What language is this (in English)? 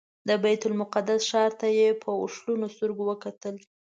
Pashto